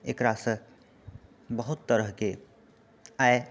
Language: Maithili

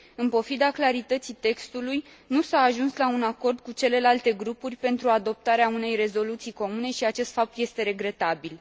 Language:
Romanian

